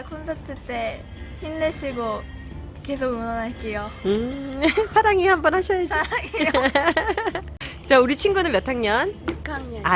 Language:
Korean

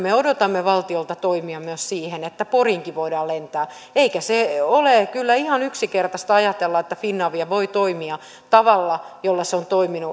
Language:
Finnish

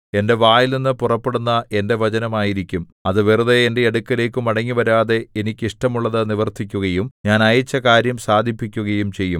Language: Malayalam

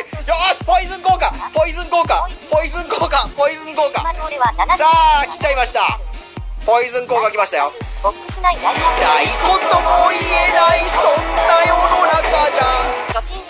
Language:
Japanese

